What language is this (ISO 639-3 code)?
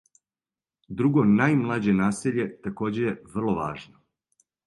srp